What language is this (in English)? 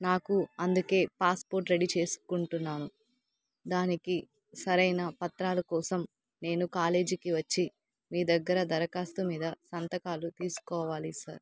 Telugu